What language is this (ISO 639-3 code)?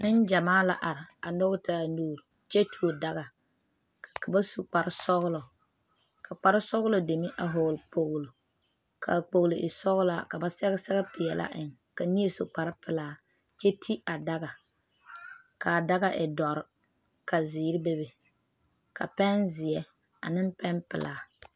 dga